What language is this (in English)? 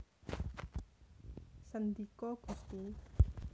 Javanese